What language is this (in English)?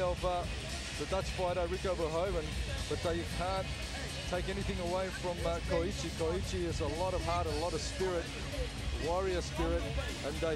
English